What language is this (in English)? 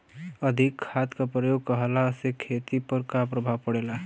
Bhojpuri